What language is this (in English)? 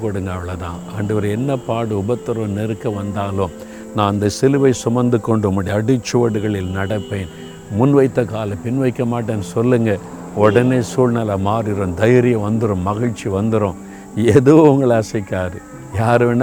Tamil